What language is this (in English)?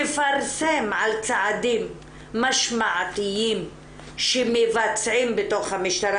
Hebrew